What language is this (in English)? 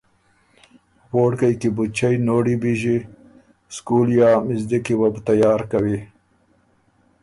Ormuri